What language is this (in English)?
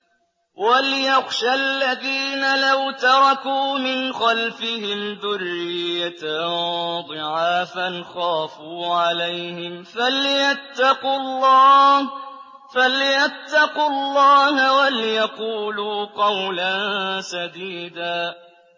Arabic